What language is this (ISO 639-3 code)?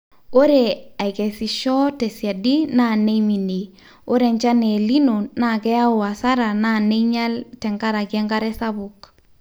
mas